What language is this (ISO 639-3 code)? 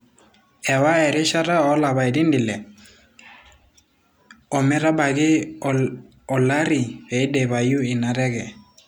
mas